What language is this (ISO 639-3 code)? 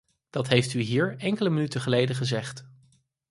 nld